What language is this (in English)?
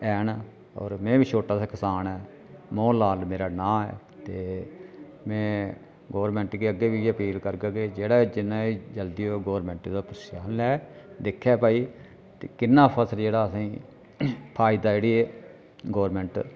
Dogri